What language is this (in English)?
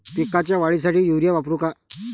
Marathi